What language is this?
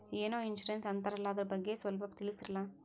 Kannada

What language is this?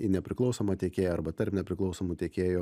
Lithuanian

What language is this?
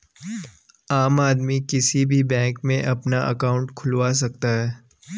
Hindi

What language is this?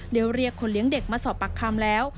Thai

